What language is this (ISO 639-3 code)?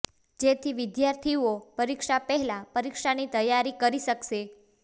guj